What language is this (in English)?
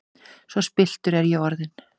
Icelandic